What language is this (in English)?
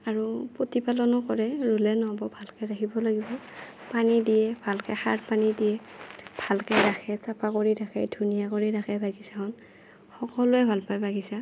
Assamese